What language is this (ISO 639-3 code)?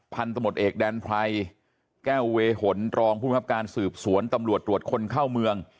tha